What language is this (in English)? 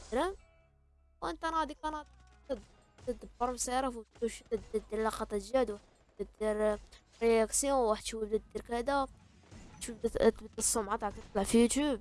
Arabic